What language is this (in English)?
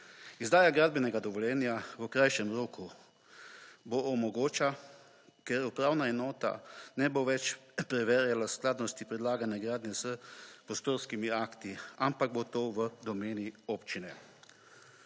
Slovenian